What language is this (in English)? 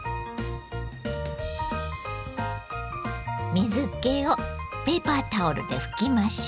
Japanese